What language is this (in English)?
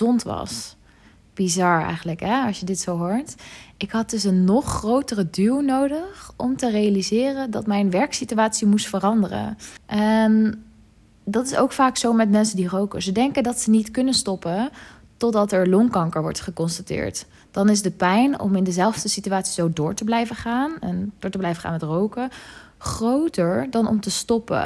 Dutch